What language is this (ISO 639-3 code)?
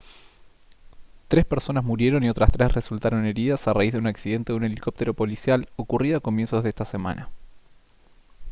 spa